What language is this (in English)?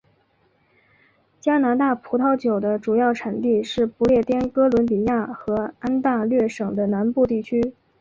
Chinese